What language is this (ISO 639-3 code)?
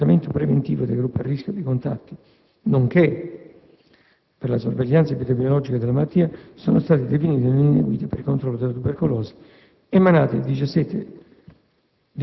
ita